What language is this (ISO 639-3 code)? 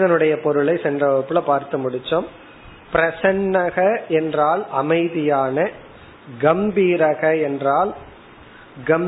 tam